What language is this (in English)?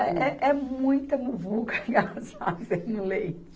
Portuguese